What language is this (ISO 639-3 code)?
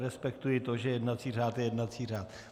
ces